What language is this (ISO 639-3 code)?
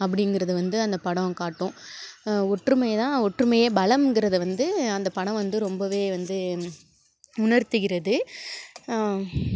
tam